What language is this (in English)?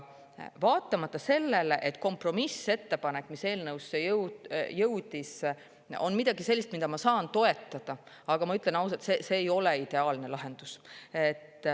Estonian